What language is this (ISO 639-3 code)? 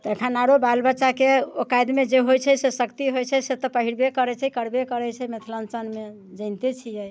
mai